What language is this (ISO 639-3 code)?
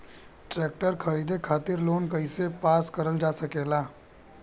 bho